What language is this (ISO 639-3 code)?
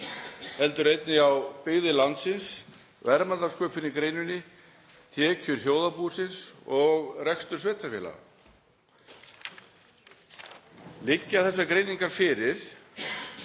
isl